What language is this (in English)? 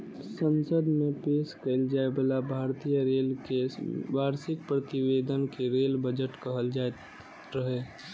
Maithili